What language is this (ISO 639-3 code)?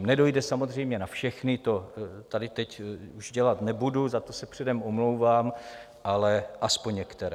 ces